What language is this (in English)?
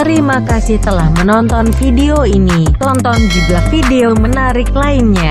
Indonesian